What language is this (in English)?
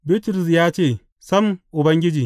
Hausa